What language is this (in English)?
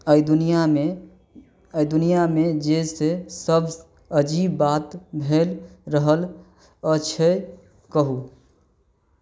Maithili